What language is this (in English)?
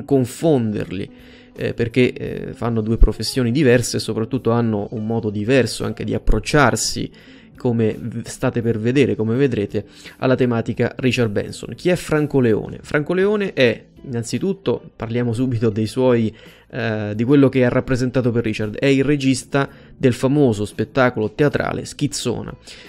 Italian